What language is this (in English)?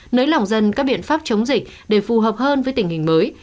Vietnamese